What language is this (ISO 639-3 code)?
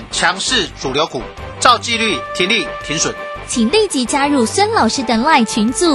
zho